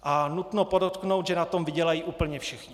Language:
Czech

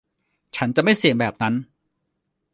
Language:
Thai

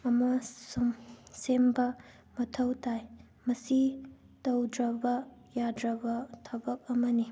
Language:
Manipuri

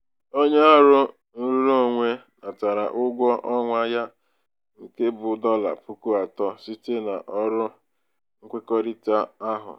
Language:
Igbo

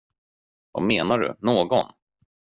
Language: Swedish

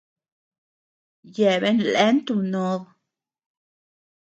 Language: Tepeuxila Cuicatec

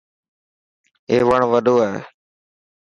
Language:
Dhatki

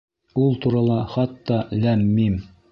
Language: Bashkir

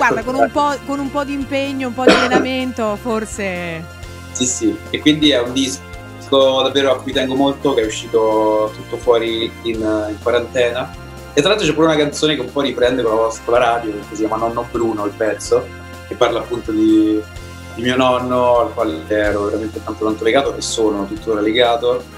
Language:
Italian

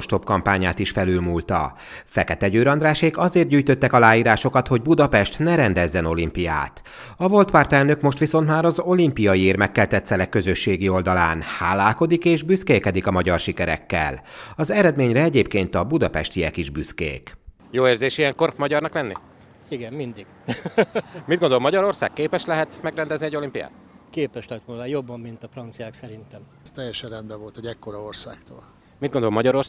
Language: Hungarian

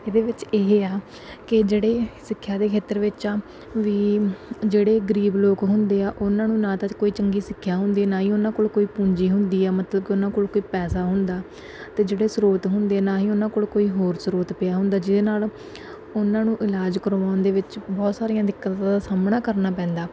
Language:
Punjabi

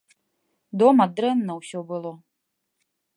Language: Belarusian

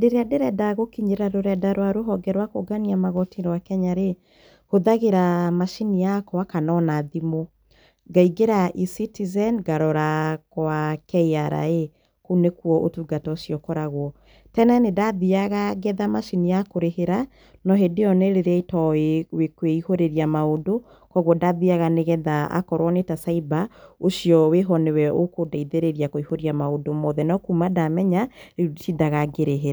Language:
Kikuyu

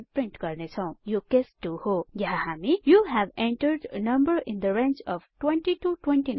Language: Nepali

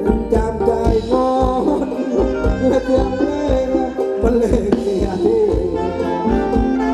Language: Thai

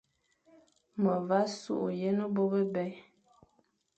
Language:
Fang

